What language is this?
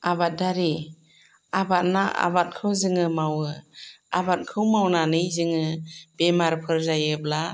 Bodo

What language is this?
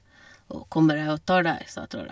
Norwegian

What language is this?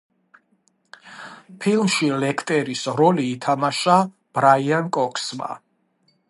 Georgian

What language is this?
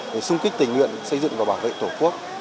Vietnamese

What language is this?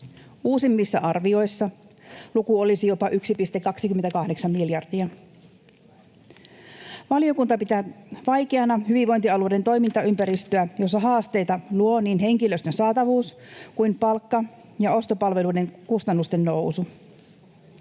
Finnish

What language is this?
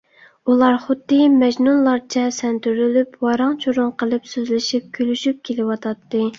Uyghur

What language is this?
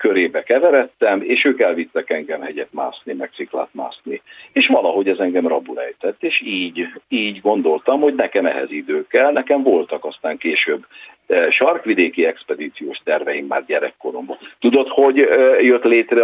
Hungarian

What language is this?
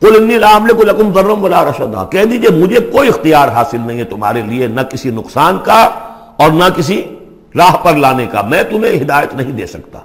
Urdu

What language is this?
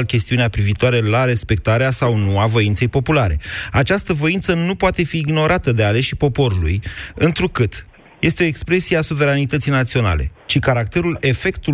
Romanian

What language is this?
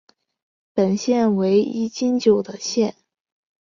Chinese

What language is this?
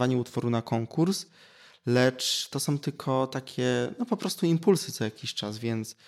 Polish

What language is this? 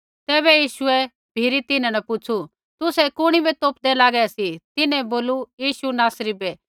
Kullu Pahari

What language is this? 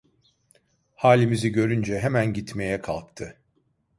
Turkish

